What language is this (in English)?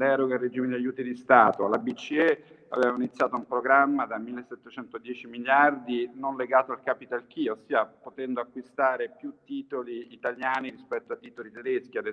Italian